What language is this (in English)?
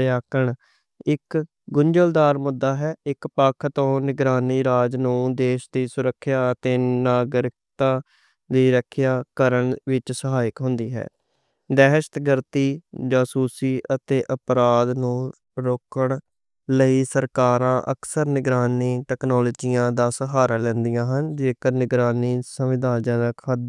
Western Panjabi